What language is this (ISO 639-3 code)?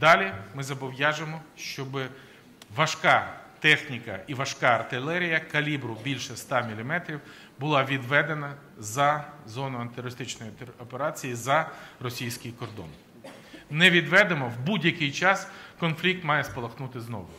rus